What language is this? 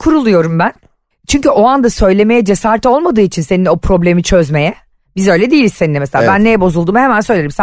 Turkish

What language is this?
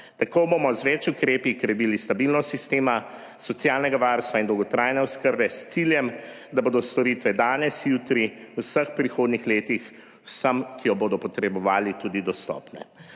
Slovenian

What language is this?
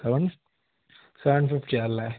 Malayalam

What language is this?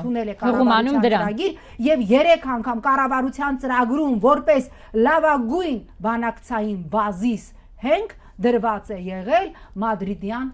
Romanian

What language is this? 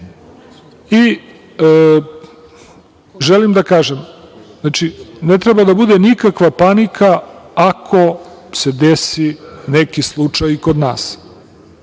Serbian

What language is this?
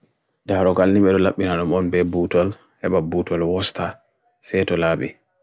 Bagirmi Fulfulde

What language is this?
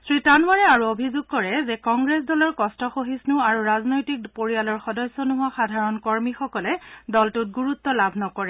Assamese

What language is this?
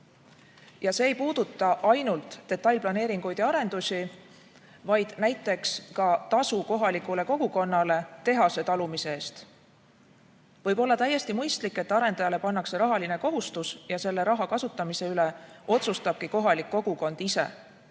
Estonian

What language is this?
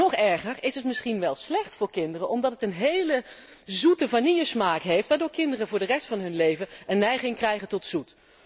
Dutch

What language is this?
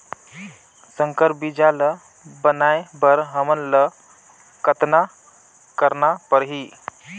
Chhattisgarhi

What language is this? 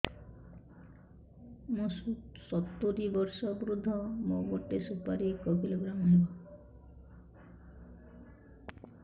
Odia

